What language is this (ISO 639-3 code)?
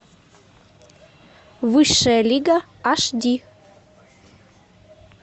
rus